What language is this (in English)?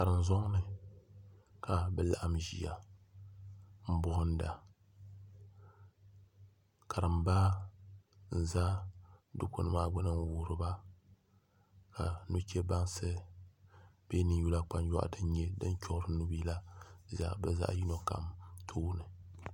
Dagbani